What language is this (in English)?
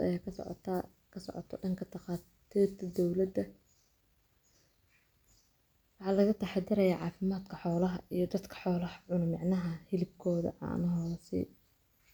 Somali